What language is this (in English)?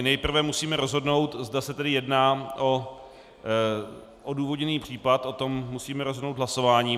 Czech